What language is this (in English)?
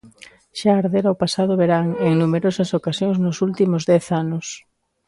Galician